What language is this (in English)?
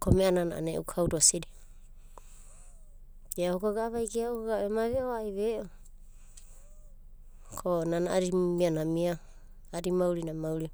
Abadi